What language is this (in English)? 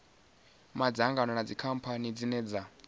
Venda